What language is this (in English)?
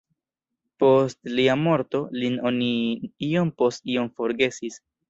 Esperanto